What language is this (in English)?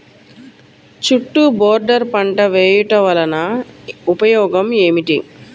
Telugu